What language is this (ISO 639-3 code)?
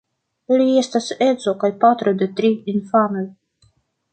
epo